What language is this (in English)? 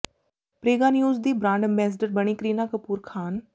Punjabi